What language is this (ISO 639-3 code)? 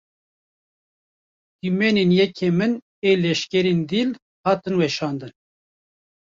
kur